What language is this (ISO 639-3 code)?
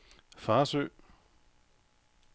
dan